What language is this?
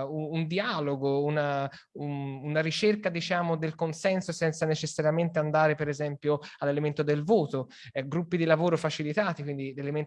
Italian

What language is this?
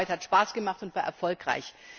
German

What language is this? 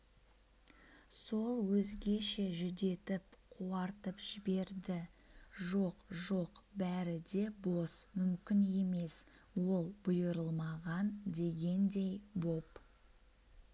Kazakh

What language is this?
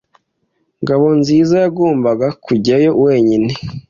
Kinyarwanda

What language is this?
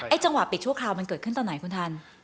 Thai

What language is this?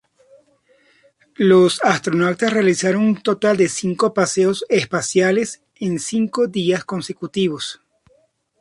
Spanish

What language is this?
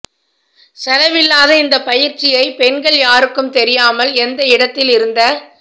Tamil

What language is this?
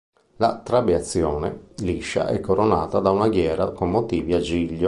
Italian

